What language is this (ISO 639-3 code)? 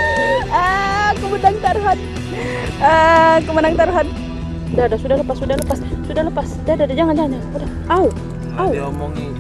ind